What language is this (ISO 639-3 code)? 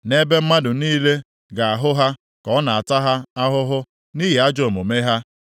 ibo